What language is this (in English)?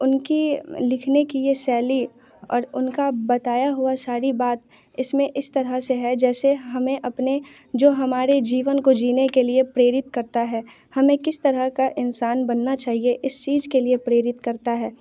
Hindi